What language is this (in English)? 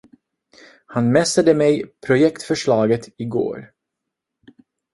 Swedish